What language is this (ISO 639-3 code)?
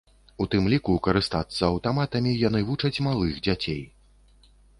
bel